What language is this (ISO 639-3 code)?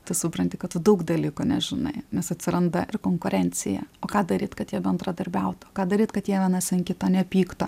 lit